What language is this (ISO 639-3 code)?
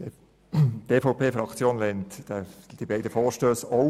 gsw